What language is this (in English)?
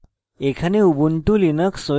Bangla